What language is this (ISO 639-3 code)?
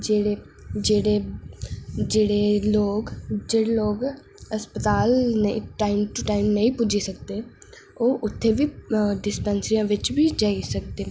doi